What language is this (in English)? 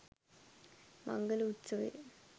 Sinhala